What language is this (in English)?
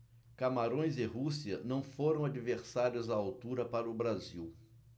Portuguese